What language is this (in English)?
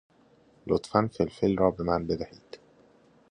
Persian